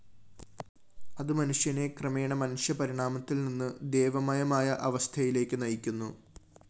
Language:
Malayalam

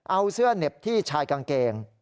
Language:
Thai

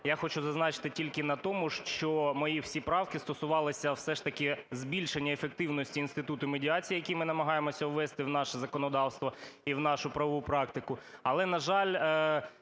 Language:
Ukrainian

